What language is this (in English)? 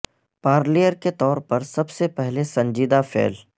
Urdu